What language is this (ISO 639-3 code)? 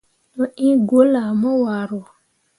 mua